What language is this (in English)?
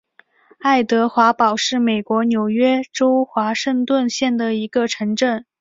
Chinese